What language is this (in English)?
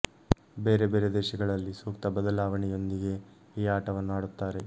Kannada